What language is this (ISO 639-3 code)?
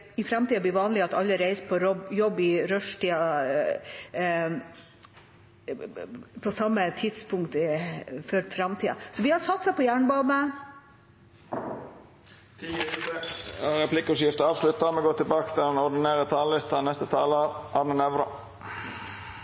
nor